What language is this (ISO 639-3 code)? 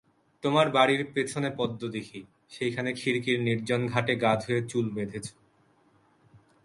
ben